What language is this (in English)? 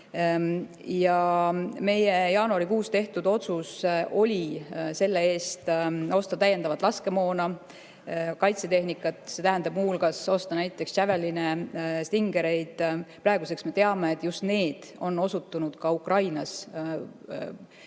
Estonian